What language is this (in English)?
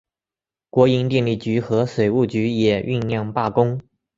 Chinese